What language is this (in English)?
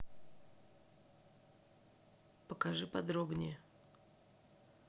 Russian